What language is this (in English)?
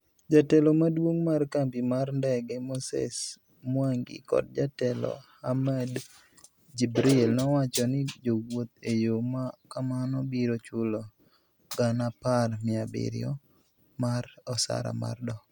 Luo (Kenya and Tanzania)